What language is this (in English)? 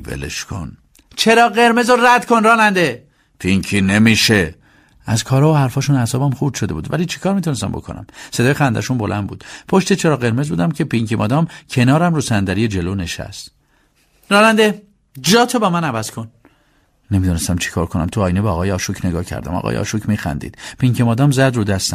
Persian